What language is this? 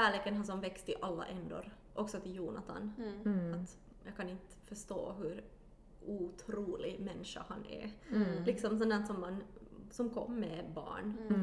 Swedish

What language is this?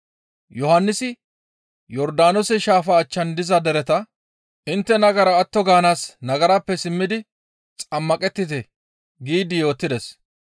Gamo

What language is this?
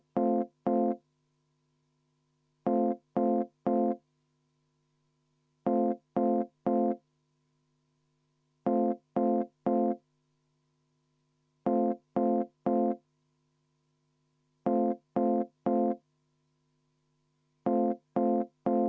Estonian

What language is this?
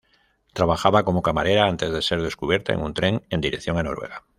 Spanish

